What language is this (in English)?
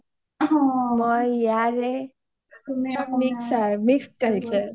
Assamese